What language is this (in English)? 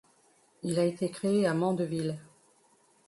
French